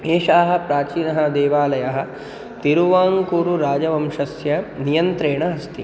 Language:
Sanskrit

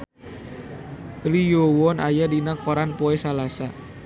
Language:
Sundanese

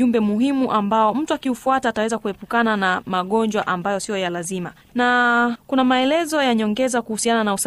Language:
Swahili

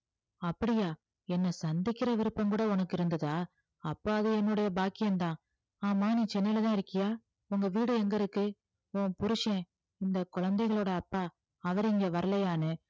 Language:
Tamil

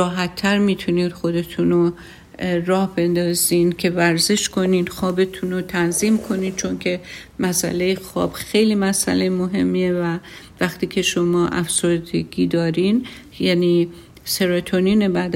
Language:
Persian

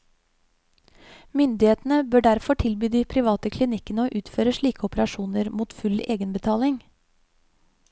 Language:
Norwegian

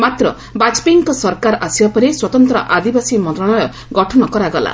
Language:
Odia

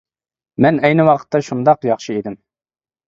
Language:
Uyghur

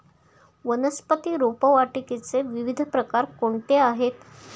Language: Marathi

